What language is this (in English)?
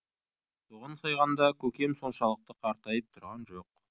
Kazakh